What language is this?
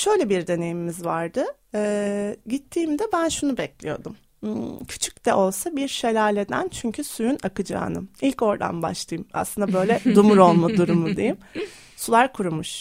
Turkish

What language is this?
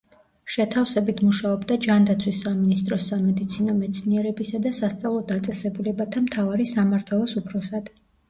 Georgian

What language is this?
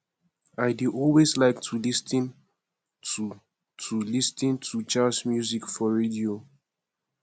Nigerian Pidgin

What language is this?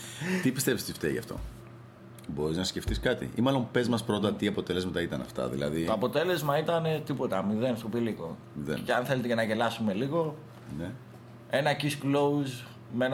Greek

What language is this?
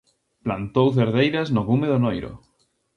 Galician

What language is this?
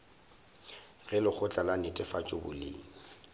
Northern Sotho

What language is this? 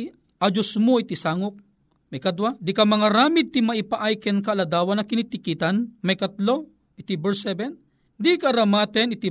Filipino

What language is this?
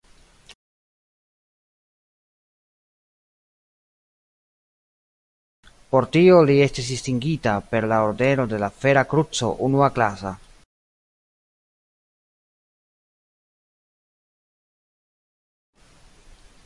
Esperanto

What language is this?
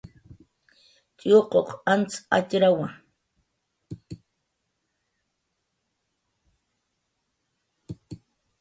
Jaqaru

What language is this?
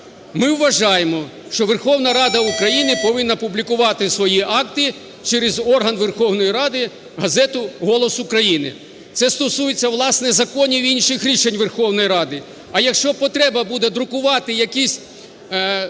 Ukrainian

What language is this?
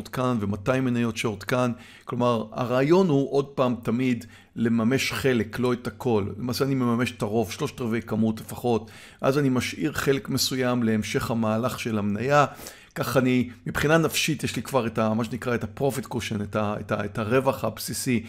Hebrew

